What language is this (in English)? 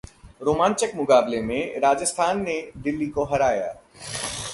Hindi